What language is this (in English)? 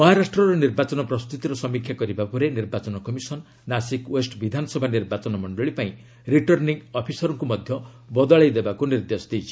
Odia